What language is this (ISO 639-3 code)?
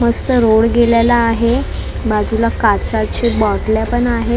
mar